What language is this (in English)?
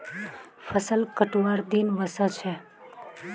Magahi